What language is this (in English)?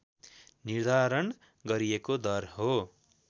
Nepali